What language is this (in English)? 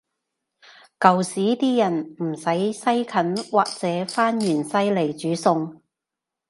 Cantonese